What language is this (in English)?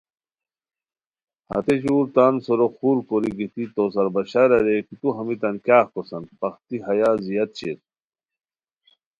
Khowar